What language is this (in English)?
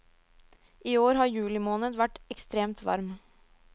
Norwegian